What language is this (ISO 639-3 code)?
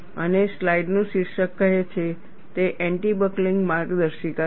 guj